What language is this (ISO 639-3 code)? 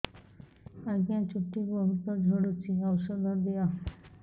ori